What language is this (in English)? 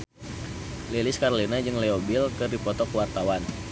Sundanese